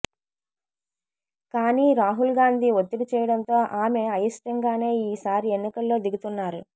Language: Telugu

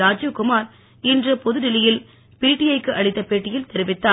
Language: Tamil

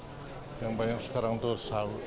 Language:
Indonesian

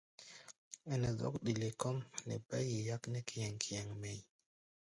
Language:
Gbaya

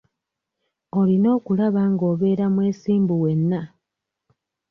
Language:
Ganda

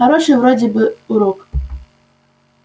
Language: Russian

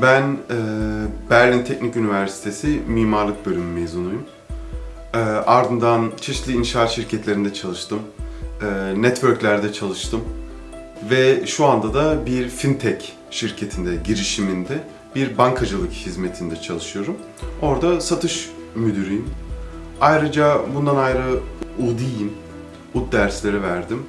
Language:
Turkish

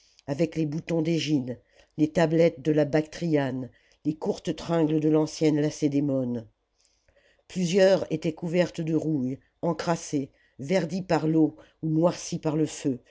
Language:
French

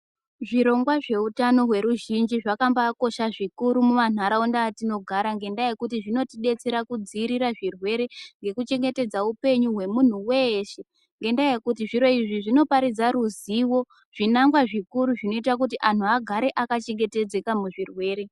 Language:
Ndau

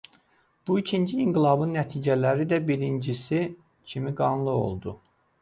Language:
Azerbaijani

